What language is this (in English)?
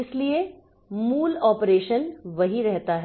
Hindi